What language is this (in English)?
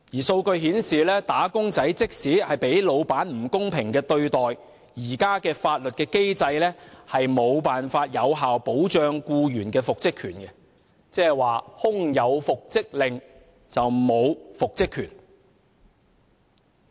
Cantonese